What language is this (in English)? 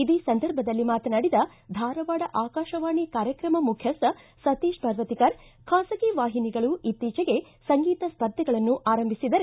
Kannada